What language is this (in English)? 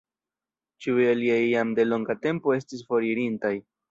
Esperanto